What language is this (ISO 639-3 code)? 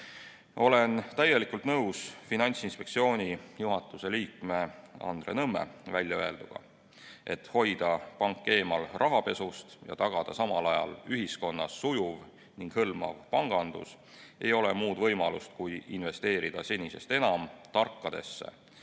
est